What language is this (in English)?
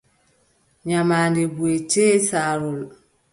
Adamawa Fulfulde